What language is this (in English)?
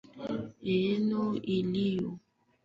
Swahili